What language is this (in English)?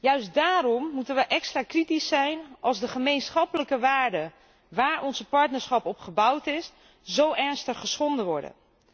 Dutch